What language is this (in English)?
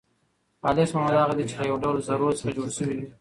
Pashto